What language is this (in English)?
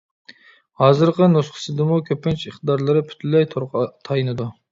Uyghur